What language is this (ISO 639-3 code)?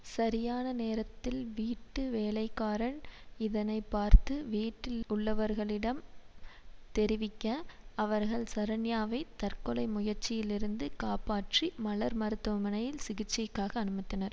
tam